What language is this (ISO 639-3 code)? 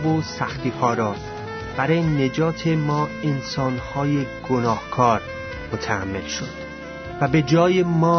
fas